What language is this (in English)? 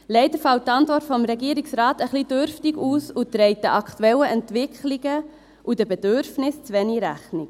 Swiss German